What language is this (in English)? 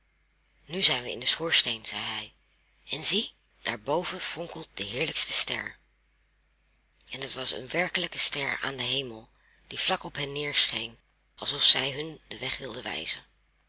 Dutch